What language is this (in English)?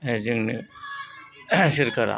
Bodo